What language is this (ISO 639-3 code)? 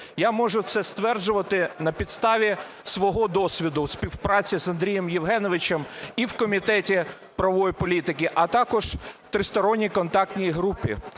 ukr